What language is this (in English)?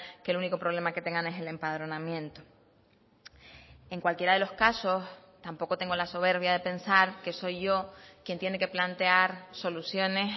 Spanish